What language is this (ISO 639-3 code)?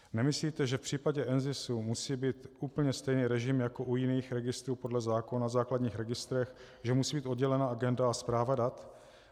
ces